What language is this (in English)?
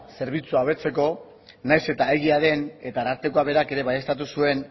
Basque